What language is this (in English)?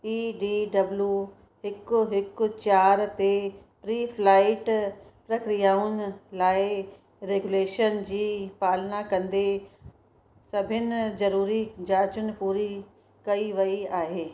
Sindhi